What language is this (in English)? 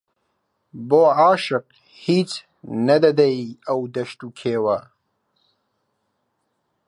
Central Kurdish